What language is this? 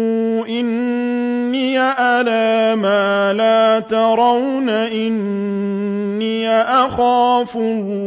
Arabic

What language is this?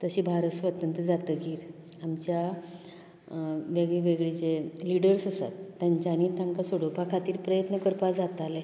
Konkani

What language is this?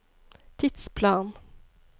Norwegian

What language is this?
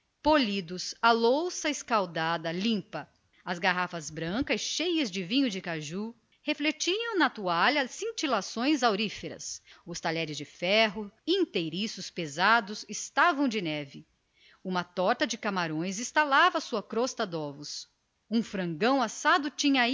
Portuguese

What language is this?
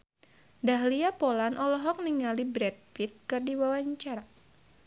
Sundanese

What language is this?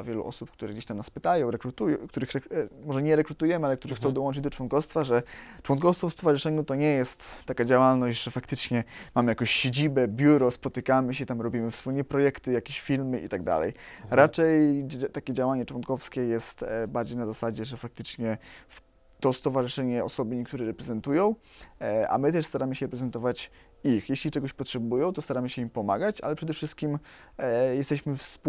Polish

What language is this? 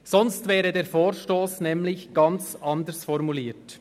Swiss German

